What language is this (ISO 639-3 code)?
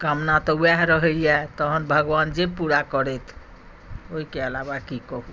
mai